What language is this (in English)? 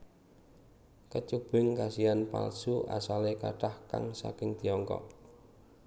Javanese